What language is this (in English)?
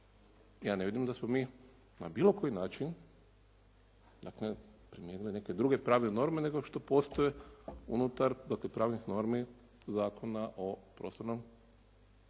Croatian